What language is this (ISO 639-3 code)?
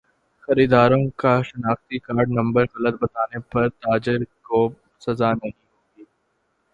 urd